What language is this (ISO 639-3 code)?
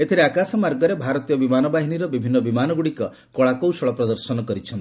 ori